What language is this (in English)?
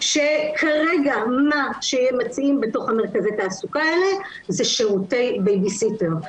Hebrew